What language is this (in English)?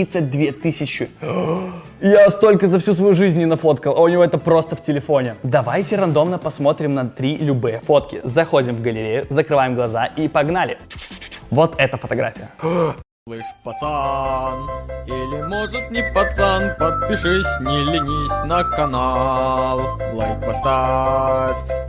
Russian